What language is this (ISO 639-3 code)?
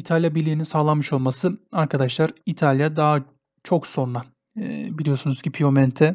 tur